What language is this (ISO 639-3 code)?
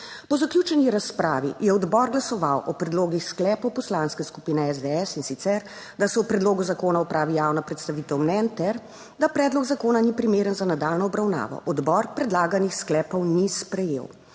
slv